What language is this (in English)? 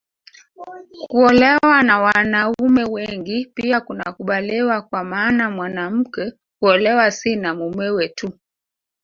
Swahili